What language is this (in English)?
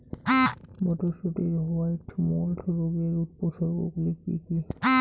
Bangla